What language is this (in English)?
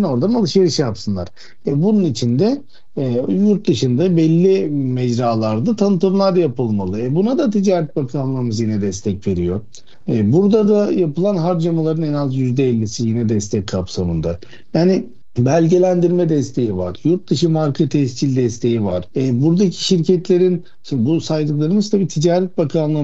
Turkish